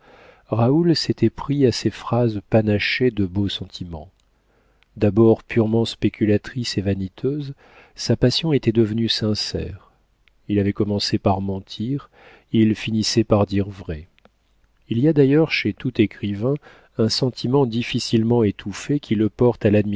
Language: French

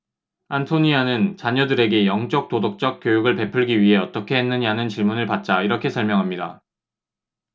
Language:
Korean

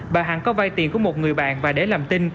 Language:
Vietnamese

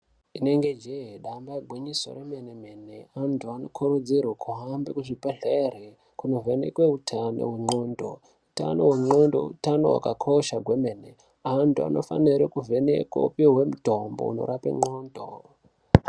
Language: Ndau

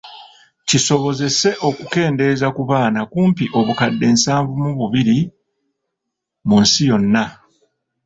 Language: Ganda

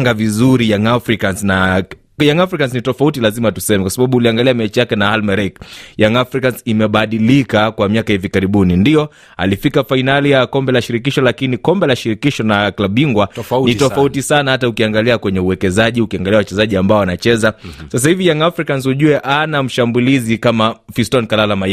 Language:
Swahili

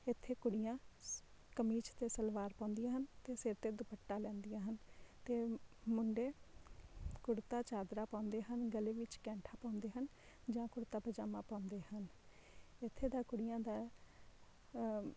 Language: Punjabi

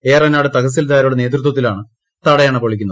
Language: Malayalam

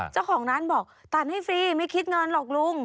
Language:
Thai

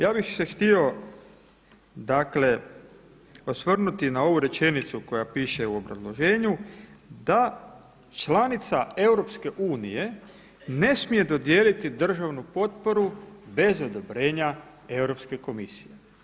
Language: Croatian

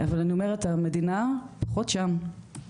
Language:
Hebrew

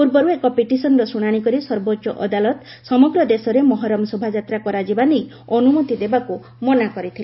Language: Odia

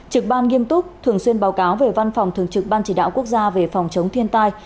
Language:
Vietnamese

